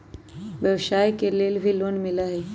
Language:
Magahi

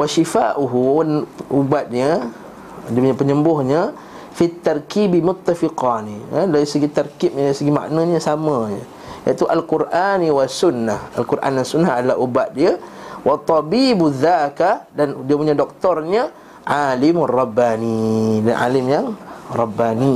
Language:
Malay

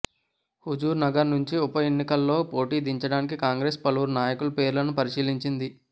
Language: Telugu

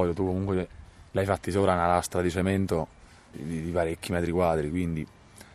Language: Italian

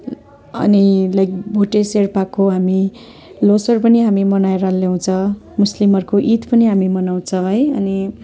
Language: Nepali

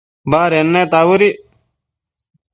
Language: Matsés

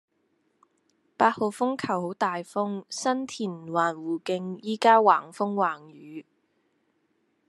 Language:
Cantonese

